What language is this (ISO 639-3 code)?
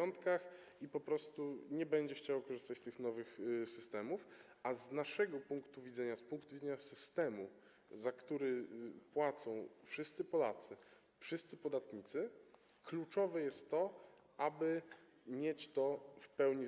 pol